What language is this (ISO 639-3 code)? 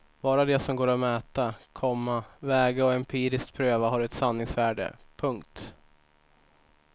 swe